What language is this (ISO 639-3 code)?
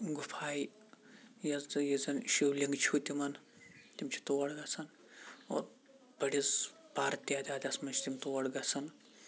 kas